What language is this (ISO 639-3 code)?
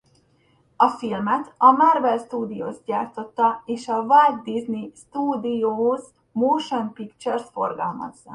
hun